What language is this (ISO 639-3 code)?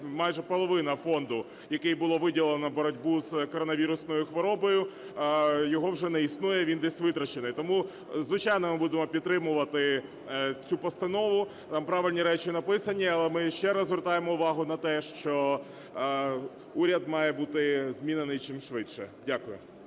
ukr